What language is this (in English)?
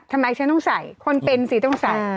Thai